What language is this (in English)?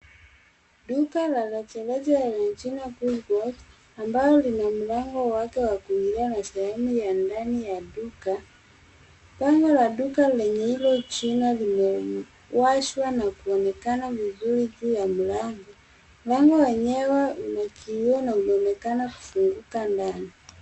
Swahili